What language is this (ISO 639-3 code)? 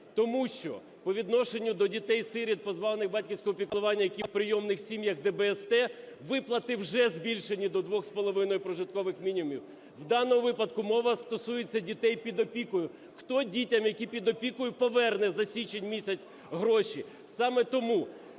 ukr